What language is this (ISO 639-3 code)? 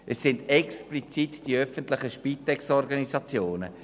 gsw